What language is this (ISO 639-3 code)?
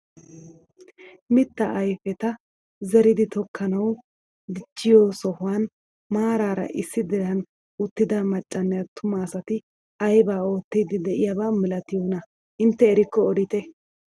wal